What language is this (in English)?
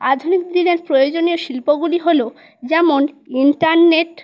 Bangla